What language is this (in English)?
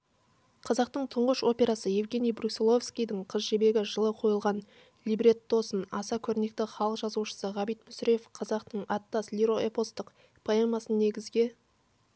Kazakh